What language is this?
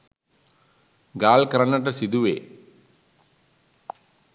Sinhala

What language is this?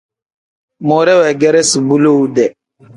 Tem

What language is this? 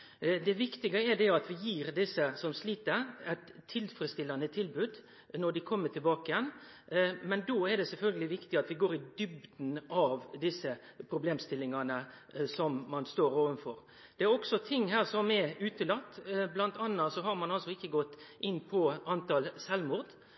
Norwegian Nynorsk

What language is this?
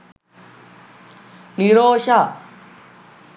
Sinhala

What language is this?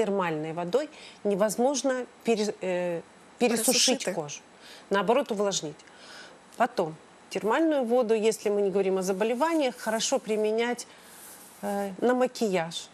Russian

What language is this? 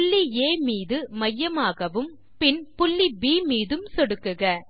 Tamil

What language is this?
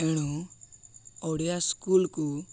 Odia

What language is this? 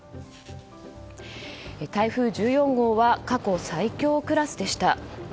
Japanese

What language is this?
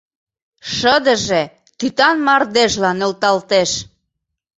Mari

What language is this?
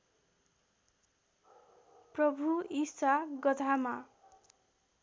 Nepali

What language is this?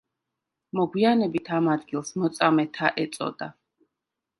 Georgian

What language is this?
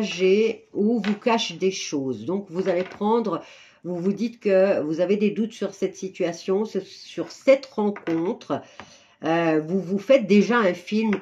French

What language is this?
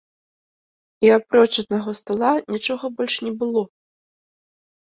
Belarusian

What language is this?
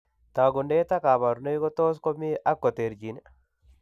Kalenjin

